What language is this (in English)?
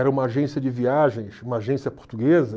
Portuguese